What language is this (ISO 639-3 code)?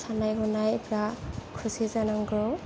brx